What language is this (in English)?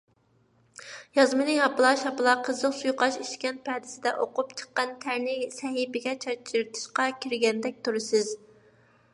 Uyghur